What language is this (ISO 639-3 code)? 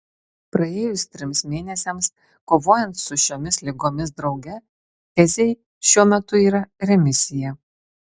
lit